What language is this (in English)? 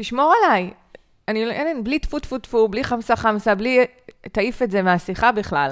Hebrew